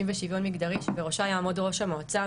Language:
Hebrew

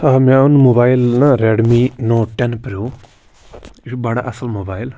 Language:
Kashmiri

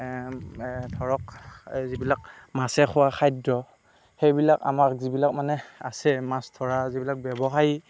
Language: Assamese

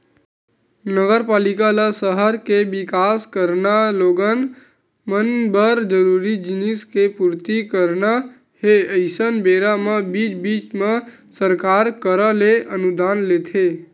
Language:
Chhattisgarhi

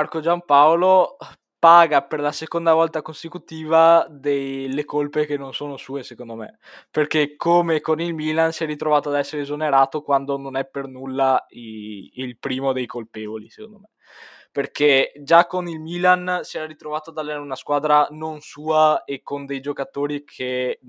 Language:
Italian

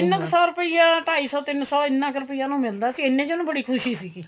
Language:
Punjabi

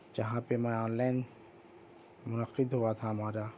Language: Urdu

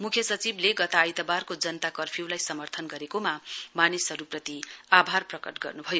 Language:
Nepali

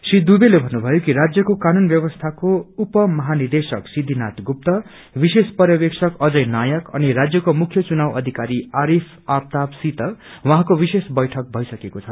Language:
Nepali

